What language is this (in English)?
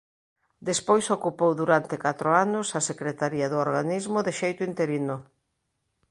Galician